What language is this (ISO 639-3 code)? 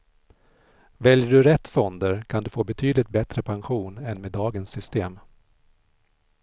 swe